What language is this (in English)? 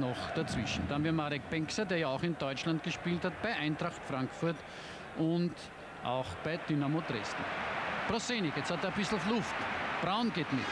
German